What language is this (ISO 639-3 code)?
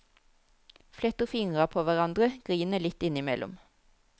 nor